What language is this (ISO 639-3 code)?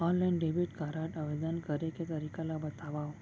hne